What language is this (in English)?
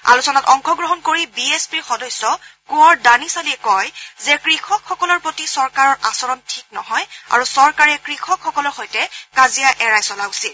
Assamese